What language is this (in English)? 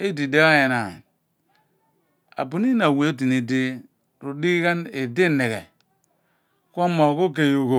Abua